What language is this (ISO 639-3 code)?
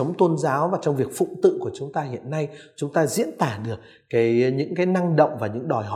vie